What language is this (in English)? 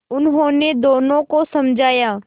Hindi